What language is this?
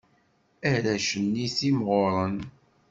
Kabyle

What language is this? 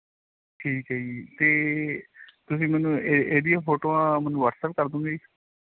Punjabi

